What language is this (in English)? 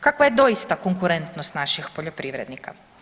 Croatian